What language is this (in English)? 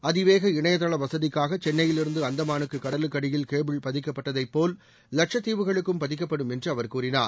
Tamil